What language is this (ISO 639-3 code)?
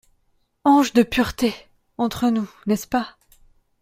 fra